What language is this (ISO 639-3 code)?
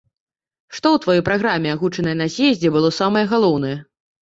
bel